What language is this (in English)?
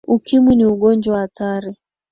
Swahili